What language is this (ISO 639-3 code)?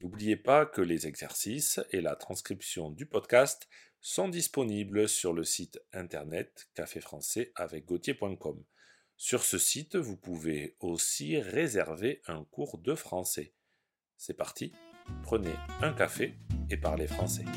fra